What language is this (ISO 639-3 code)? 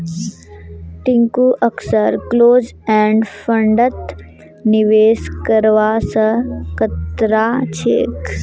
mag